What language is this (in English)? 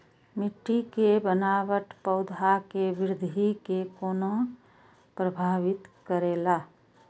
Maithili